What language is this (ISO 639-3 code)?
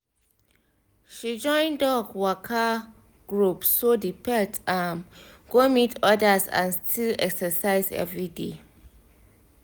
pcm